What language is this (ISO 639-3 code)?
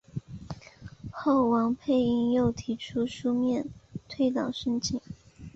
zho